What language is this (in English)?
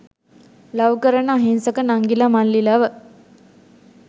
Sinhala